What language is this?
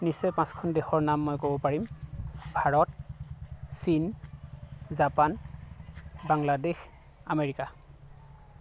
Assamese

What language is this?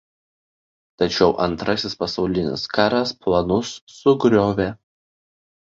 Lithuanian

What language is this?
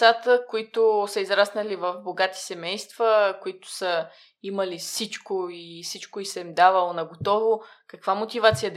Bulgarian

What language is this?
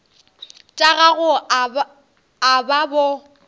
Northern Sotho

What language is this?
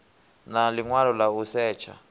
Venda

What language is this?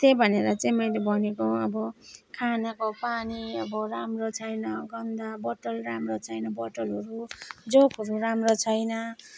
Nepali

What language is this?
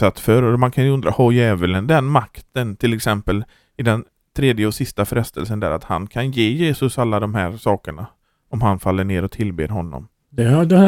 Swedish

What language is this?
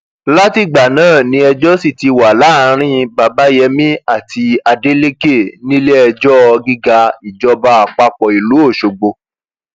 Yoruba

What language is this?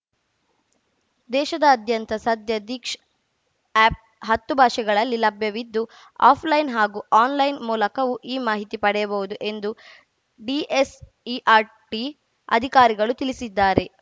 Kannada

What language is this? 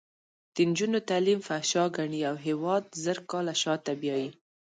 Pashto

